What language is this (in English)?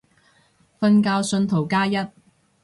Cantonese